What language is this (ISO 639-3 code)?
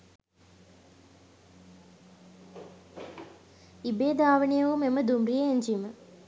sin